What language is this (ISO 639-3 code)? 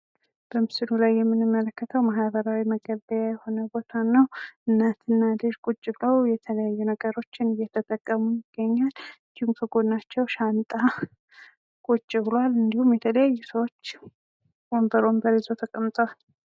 amh